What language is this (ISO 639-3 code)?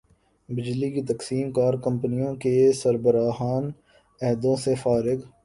urd